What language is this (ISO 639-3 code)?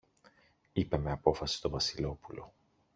ell